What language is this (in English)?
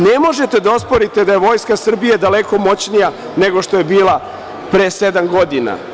Serbian